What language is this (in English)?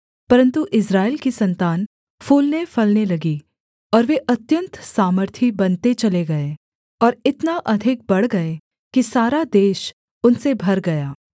Hindi